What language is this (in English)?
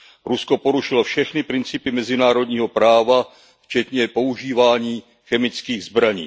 Czech